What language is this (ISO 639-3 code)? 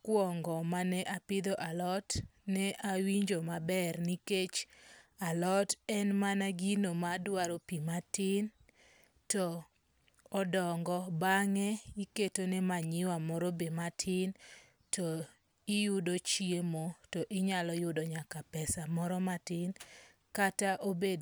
luo